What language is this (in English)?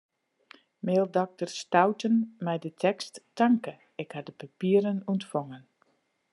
Western Frisian